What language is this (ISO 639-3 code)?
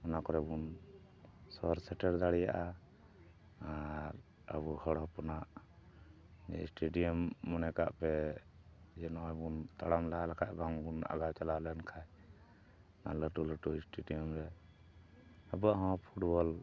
sat